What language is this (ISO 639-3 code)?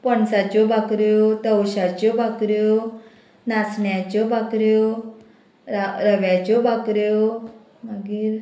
kok